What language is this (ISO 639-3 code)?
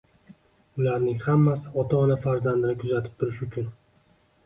uzb